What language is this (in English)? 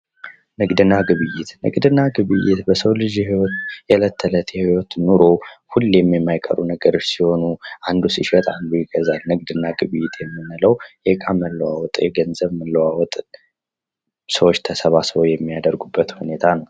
Amharic